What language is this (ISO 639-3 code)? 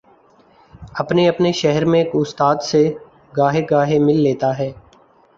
urd